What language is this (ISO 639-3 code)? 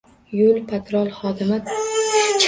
uzb